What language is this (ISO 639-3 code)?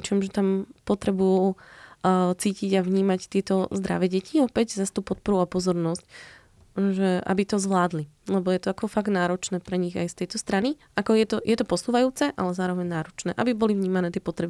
slk